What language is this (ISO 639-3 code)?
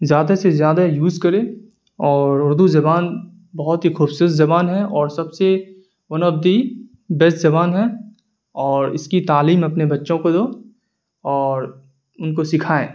urd